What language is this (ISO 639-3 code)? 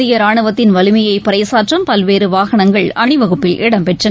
tam